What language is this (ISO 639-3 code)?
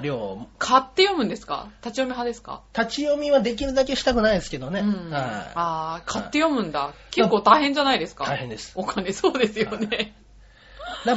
jpn